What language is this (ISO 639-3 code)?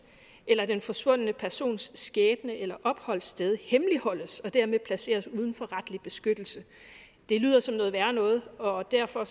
dan